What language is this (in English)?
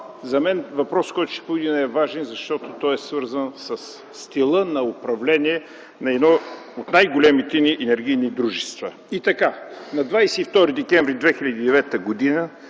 Bulgarian